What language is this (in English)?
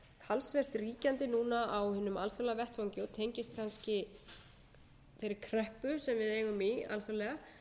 Icelandic